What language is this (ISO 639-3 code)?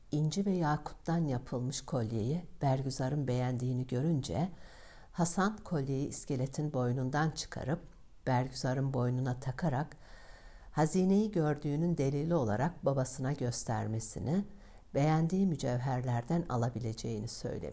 tur